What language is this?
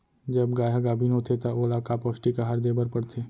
Chhattisgarhi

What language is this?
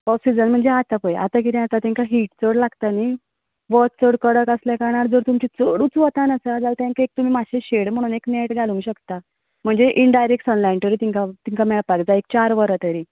Konkani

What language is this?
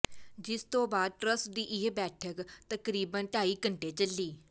Punjabi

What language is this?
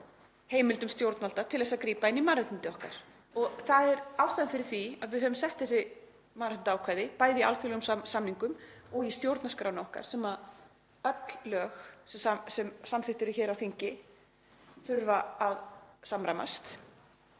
Icelandic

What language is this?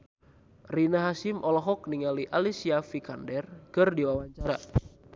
Sundanese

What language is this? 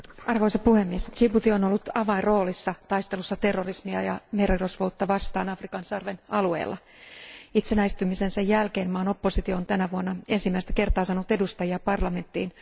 Finnish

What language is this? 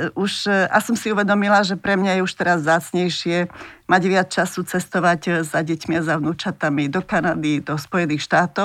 Slovak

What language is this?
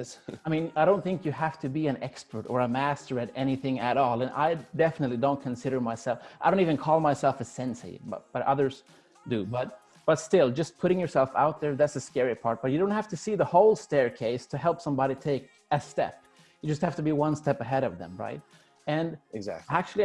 English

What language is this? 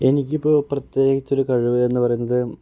Malayalam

